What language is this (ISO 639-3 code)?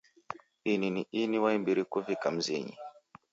dav